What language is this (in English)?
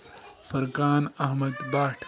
Kashmiri